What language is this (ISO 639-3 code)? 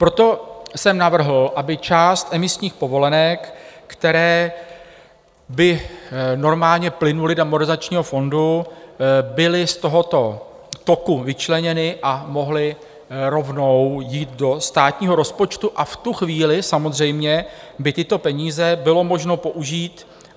ces